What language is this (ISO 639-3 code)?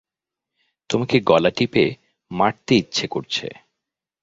ben